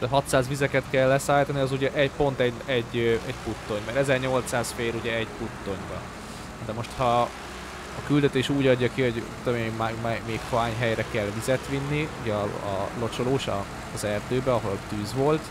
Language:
Hungarian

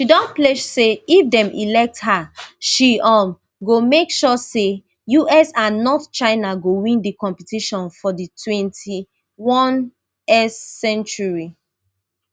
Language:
Nigerian Pidgin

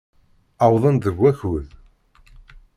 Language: Kabyle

